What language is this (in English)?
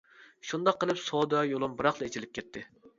Uyghur